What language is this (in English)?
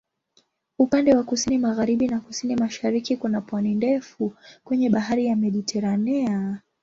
Swahili